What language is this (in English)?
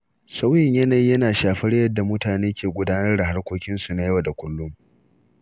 Hausa